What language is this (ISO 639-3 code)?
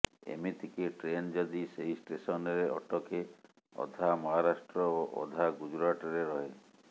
ori